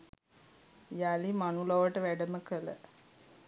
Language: Sinhala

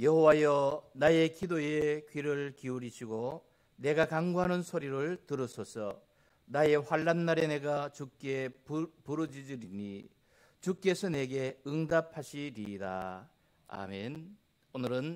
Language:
Korean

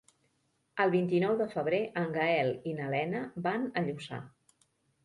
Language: Catalan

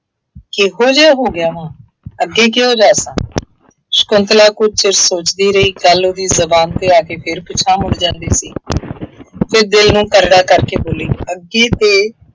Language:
Punjabi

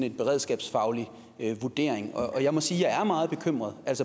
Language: Danish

